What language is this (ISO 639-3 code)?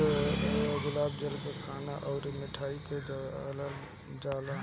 bho